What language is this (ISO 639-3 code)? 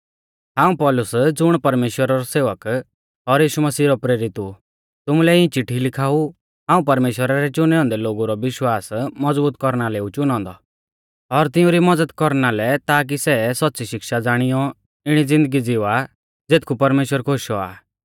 bfz